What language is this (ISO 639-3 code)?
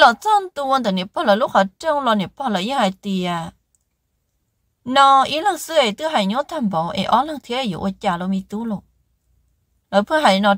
vie